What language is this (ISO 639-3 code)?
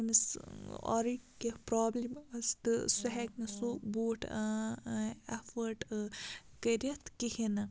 kas